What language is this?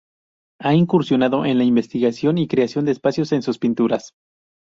Spanish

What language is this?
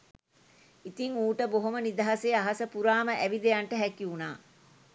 Sinhala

